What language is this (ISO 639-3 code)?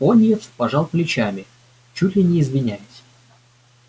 rus